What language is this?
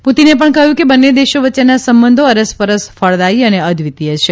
Gujarati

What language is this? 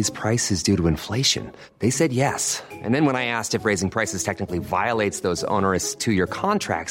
Filipino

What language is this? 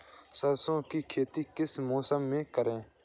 Hindi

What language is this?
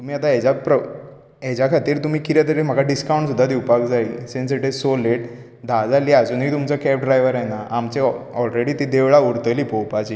Konkani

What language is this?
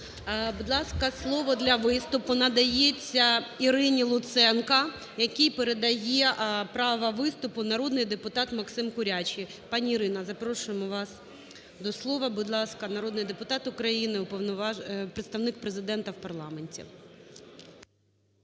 Ukrainian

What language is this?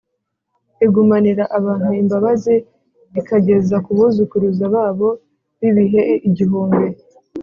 Kinyarwanda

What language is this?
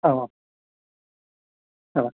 Bodo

